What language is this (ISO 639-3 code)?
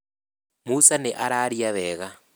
kik